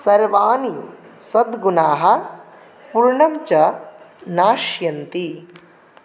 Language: Sanskrit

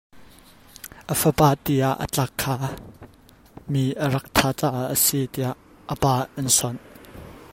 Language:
Hakha Chin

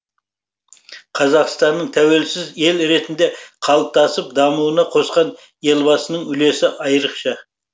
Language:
Kazakh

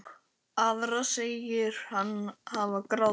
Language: Icelandic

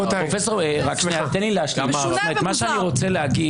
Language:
Hebrew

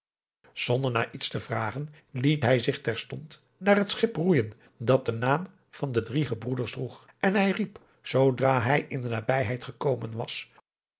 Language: Dutch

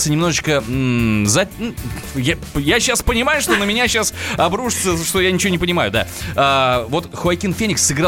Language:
Russian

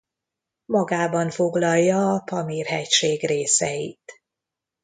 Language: Hungarian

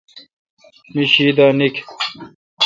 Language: Kalkoti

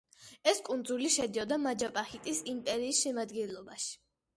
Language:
Georgian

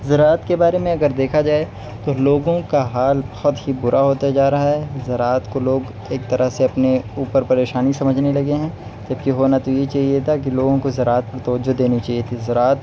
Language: Urdu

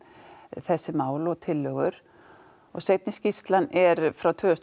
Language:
Icelandic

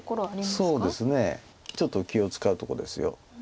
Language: Japanese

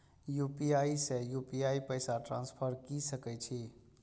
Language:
Maithili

